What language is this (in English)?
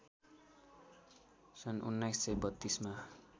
Nepali